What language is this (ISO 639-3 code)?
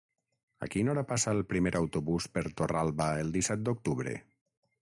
cat